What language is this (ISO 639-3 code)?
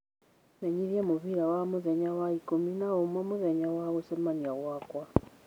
kik